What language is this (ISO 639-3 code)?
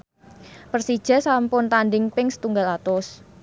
jav